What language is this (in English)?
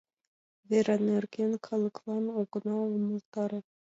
Mari